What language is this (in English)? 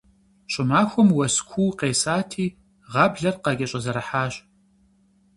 Kabardian